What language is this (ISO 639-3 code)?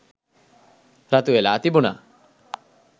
sin